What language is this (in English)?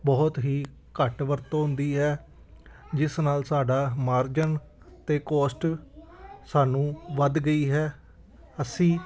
Punjabi